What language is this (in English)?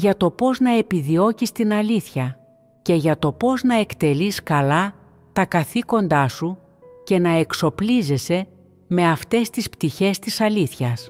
Greek